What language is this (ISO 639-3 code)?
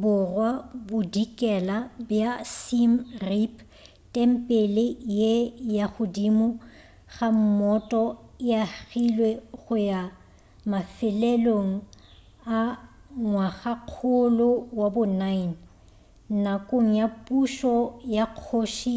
nso